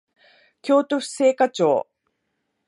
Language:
Japanese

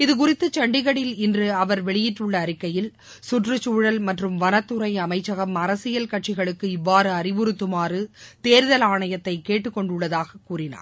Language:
Tamil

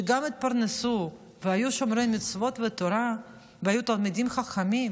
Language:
Hebrew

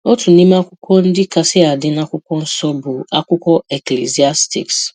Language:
Igbo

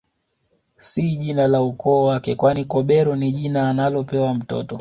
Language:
Swahili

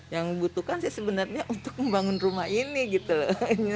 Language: Indonesian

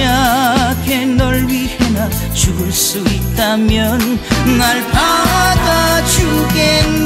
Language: Korean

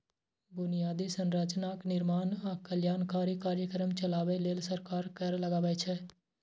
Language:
Maithili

